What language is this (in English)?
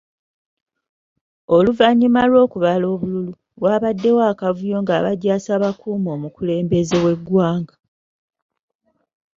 Ganda